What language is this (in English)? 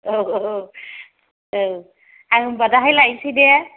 Bodo